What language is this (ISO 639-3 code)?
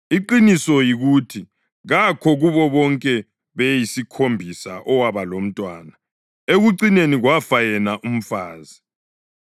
nde